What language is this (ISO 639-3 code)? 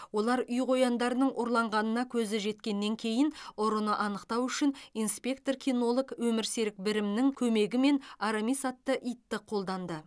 kaz